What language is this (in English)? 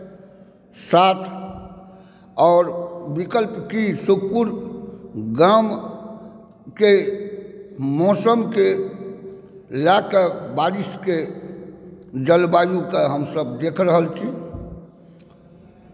Maithili